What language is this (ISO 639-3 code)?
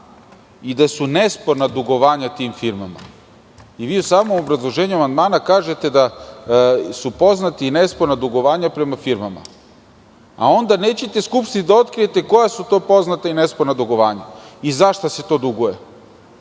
srp